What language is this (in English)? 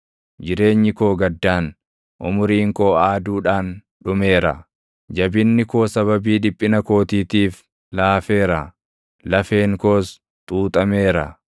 Oromo